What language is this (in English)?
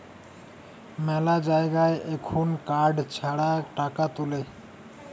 Bangla